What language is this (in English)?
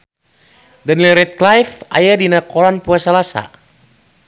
Sundanese